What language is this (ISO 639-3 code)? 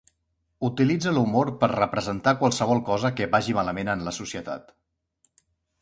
cat